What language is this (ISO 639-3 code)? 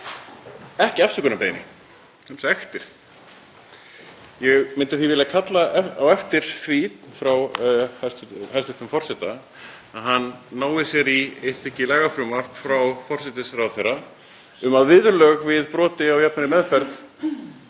isl